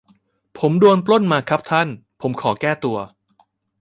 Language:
Thai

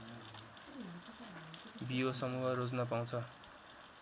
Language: Nepali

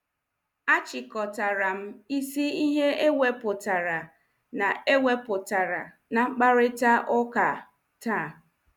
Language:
Igbo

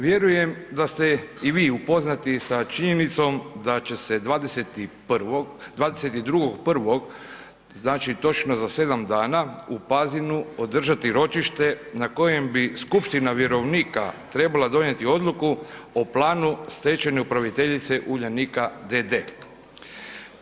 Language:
Croatian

